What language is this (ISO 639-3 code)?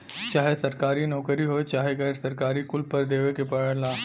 bho